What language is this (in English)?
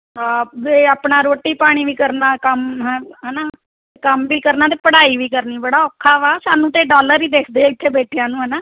Punjabi